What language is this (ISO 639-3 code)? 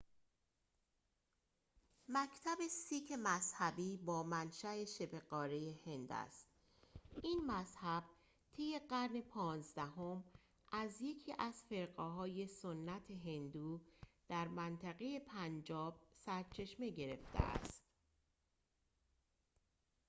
fas